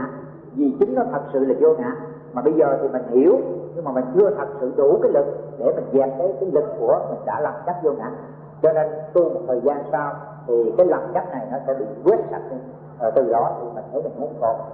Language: Vietnamese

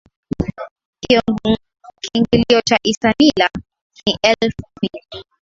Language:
Swahili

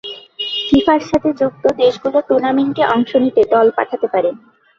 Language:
Bangla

